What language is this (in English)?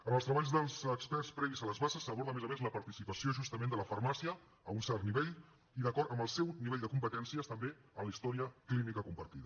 Catalan